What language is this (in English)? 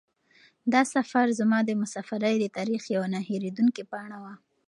Pashto